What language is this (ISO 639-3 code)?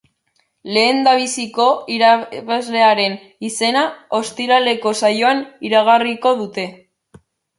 eus